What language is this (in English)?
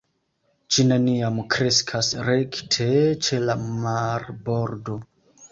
Esperanto